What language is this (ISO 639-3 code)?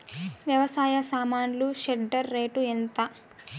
tel